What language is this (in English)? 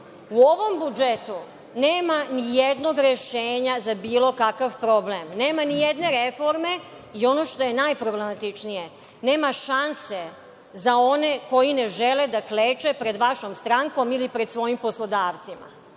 Serbian